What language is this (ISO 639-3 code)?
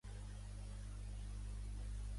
cat